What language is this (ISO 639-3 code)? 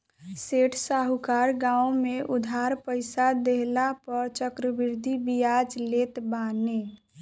bho